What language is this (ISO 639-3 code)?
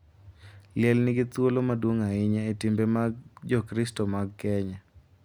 luo